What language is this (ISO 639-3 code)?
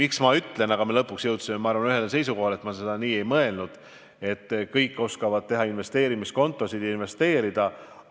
est